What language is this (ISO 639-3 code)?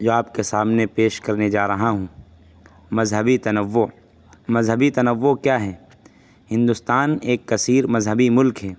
urd